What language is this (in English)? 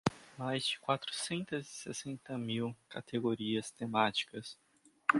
Portuguese